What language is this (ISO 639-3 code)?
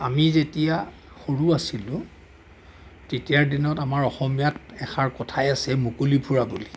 asm